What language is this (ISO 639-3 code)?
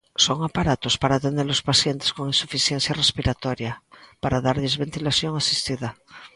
glg